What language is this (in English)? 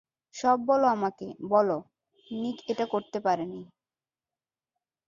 Bangla